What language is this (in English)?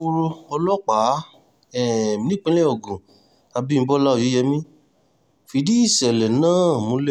Yoruba